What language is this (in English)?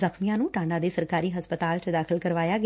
Punjabi